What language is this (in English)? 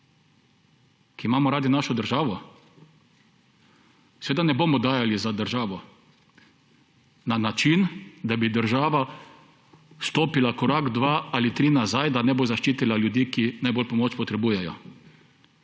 Slovenian